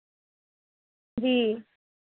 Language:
Dogri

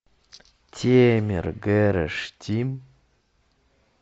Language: Russian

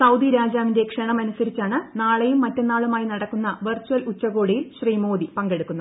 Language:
Malayalam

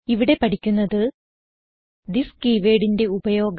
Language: Malayalam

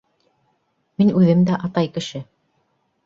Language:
Bashkir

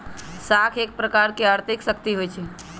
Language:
Magahi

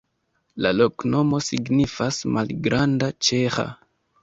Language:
Esperanto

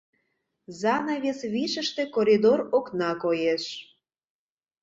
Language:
Mari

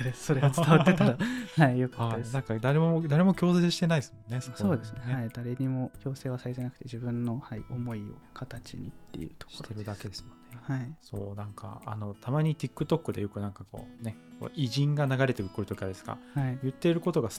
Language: Japanese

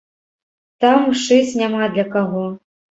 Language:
Belarusian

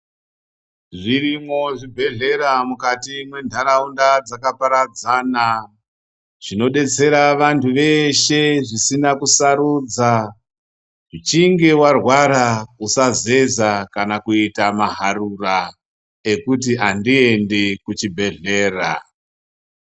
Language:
Ndau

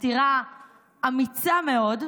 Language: Hebrew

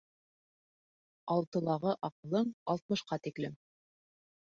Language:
Bashkir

